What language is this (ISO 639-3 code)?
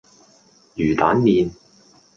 yue